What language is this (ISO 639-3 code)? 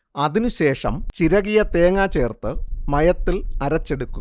mal